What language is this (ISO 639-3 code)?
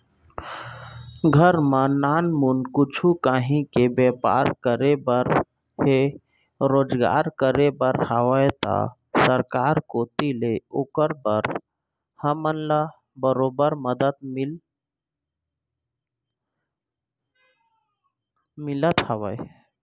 hne